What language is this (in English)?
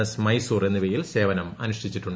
Malayalam